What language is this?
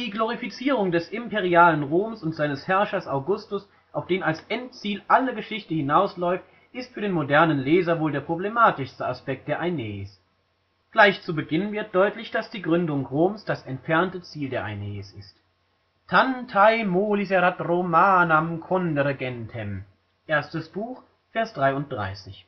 German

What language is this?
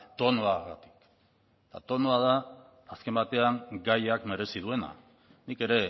Basque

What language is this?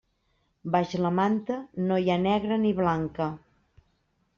Catalan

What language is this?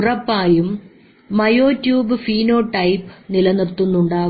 Malayalam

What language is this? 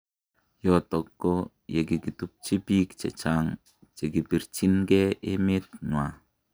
Kalenjin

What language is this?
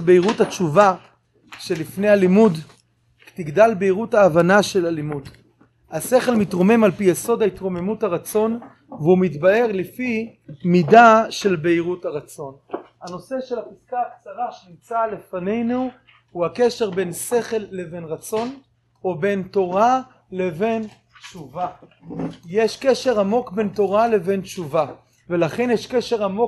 Hebrew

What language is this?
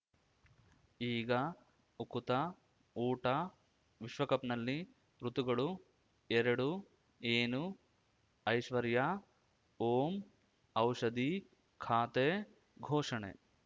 Kannada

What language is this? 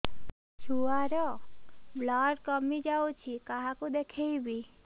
Odia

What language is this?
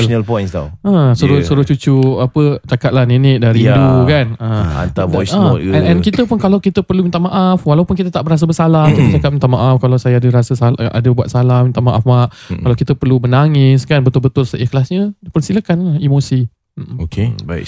Malay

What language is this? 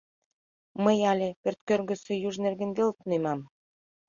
Mari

